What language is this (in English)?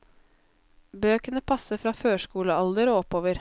Norwegian